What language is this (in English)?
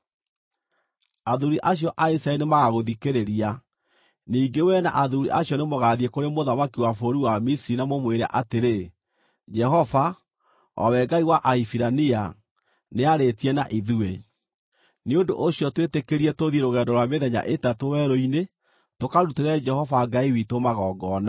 Kikuyu